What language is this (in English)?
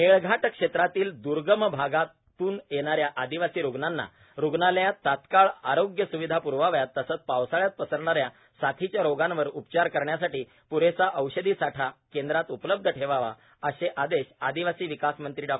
Marathi